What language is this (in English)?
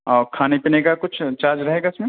Urdu